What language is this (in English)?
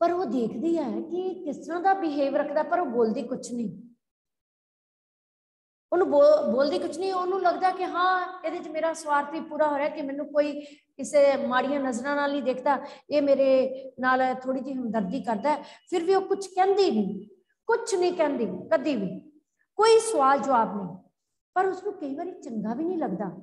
Hindi